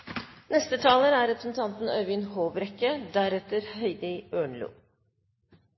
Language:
Norwegian Bokmål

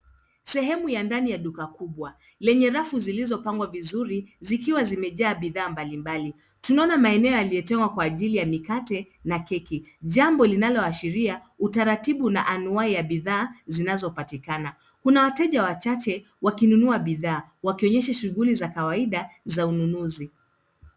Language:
Swahili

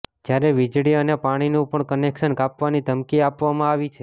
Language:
Gujarati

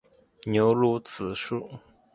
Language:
Chinese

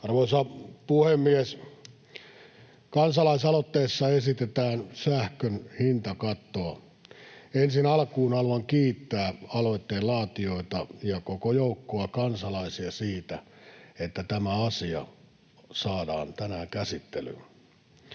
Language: Finnish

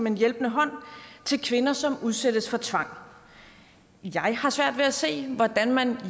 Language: Danish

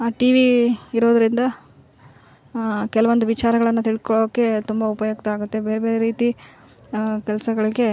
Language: Kannada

